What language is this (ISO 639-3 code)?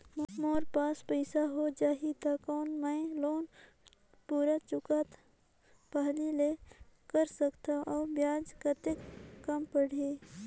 hne